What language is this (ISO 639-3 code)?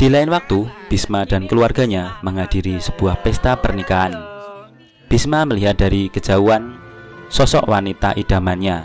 ind